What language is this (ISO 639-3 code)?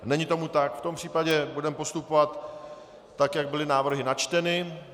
ces